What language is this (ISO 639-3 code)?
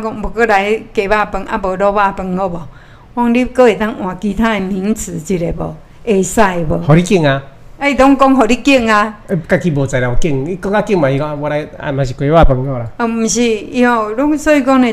zho